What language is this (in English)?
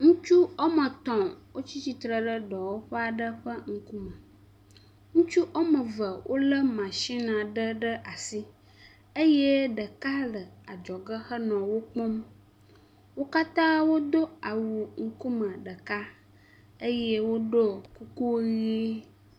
Ewe